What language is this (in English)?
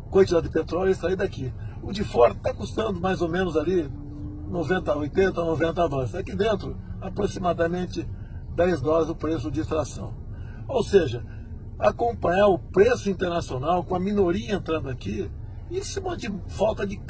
Portuguese